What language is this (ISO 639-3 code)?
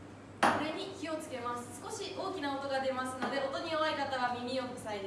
jpn